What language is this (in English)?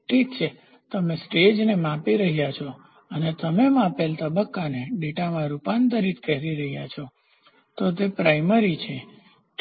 Gujarati